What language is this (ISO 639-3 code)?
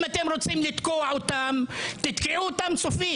heb